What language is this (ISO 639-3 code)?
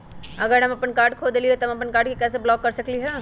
mag